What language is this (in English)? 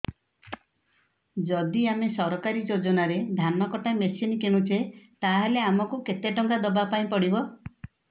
Odia